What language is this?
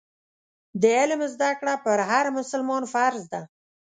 Pashto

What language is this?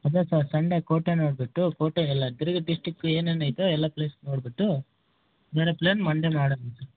Kannada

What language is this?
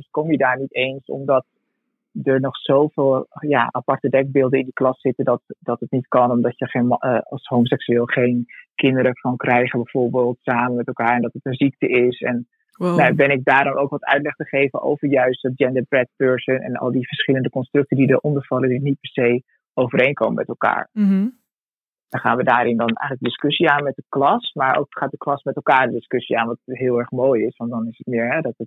Dutch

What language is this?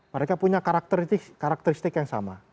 Indonesian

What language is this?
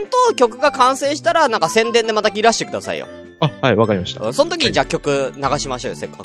Japanese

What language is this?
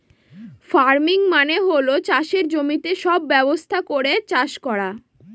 Bangla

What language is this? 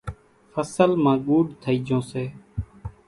Kachi Koli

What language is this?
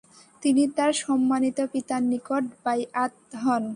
Bangla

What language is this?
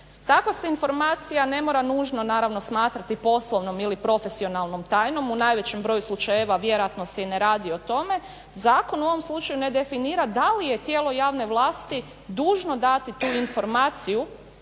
Croatian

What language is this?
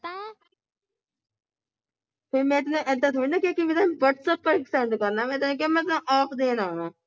Punjabi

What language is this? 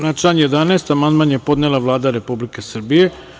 Serbian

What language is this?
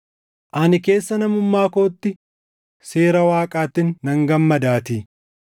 Oromo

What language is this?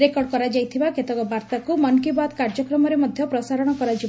Odia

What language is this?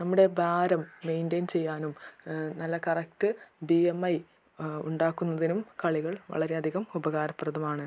Malayalam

